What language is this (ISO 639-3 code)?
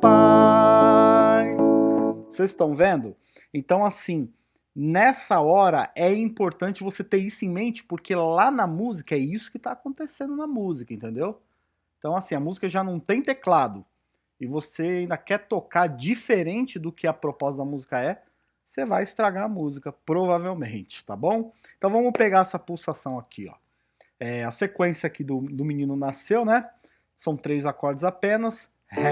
por